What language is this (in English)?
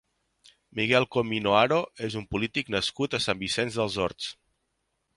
Catalan